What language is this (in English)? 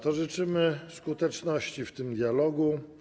Polish